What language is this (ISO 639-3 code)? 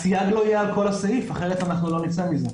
heb